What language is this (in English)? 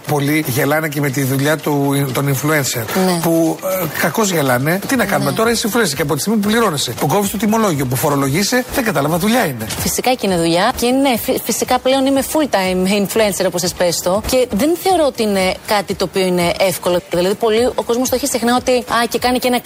Greek